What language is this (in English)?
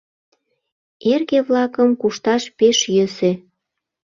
Mari